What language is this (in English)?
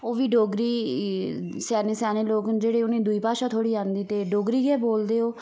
Dogri